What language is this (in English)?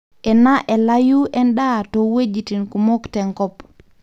Masai